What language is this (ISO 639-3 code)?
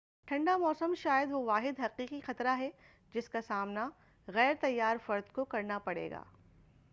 urd